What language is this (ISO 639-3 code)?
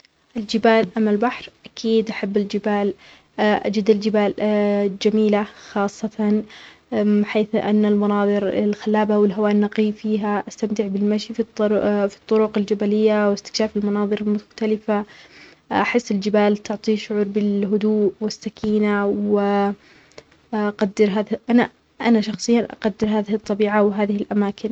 acx